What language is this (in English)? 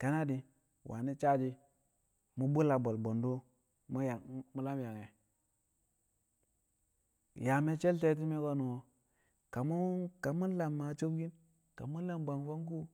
Kamo